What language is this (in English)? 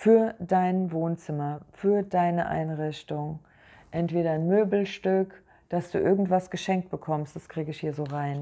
German